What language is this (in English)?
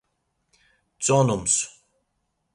Laz